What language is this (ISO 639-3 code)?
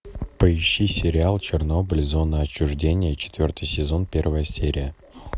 rus